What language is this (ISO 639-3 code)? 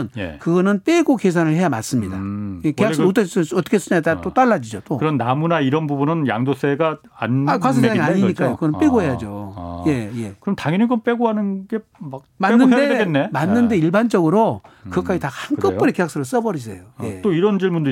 kor